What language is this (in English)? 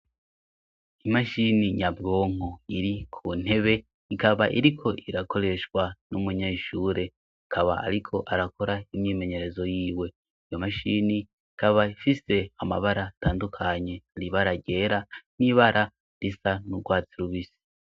Rundi